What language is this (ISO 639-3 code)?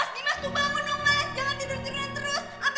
ind